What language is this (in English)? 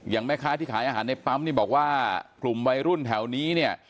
Thai